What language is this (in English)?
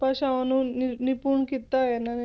Punjabi